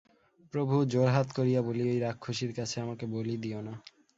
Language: Bangla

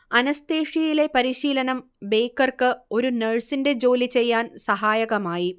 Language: Malayalam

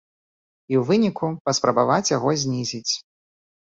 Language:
Belarusian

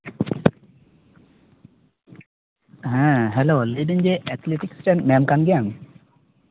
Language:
Santali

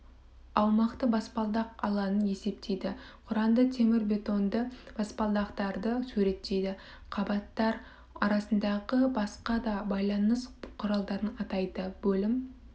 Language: Kazakh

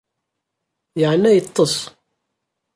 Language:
Kabyle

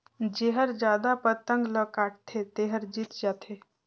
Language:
Chhattisgarhi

